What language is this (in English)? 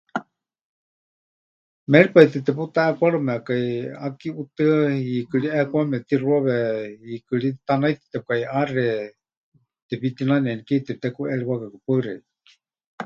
Huichol